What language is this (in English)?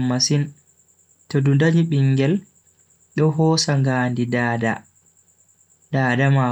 Bagirmi Fulfulde